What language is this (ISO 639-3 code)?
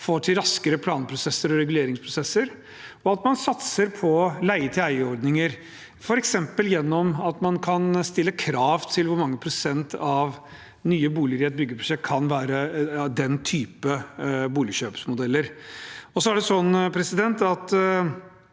nor